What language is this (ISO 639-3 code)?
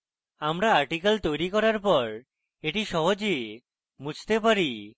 ben